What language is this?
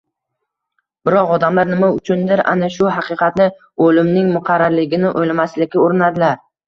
Uzbek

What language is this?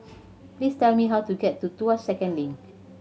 English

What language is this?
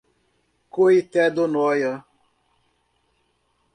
Portuguese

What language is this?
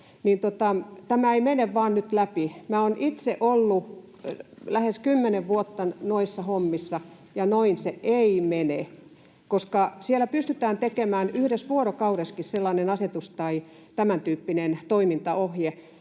Finnish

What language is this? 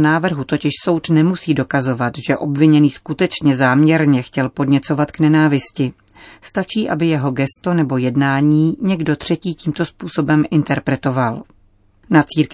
Czech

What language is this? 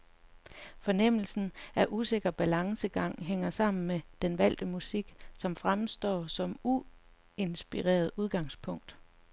Danish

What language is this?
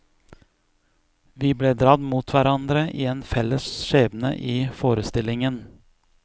Norwegian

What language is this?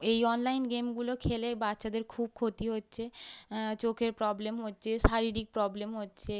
Bangla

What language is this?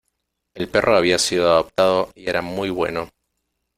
Spanish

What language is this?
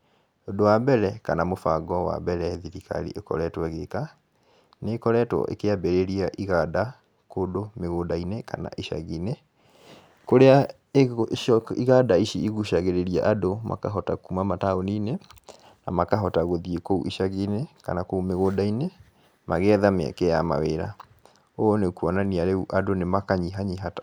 Kikuyu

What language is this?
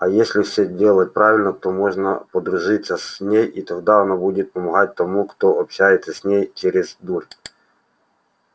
Russian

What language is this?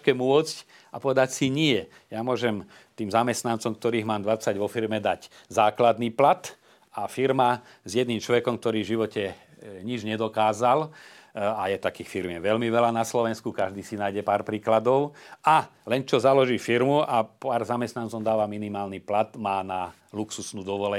Slovak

